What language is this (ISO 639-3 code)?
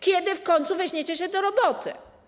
pol